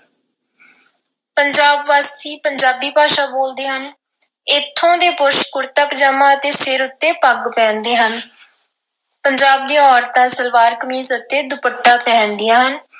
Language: Punjabi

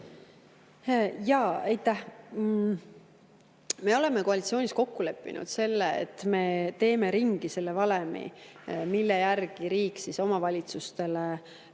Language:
Estonian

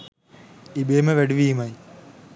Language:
Sinhala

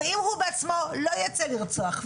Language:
Hebrew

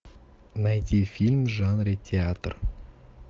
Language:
Russian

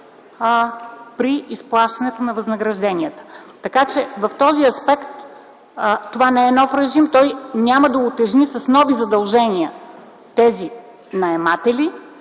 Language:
Bulgarian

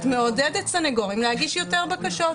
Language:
Hebrew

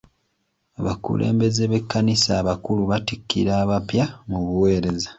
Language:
Ganda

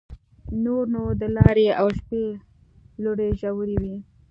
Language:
Pashto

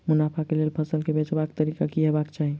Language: Maithili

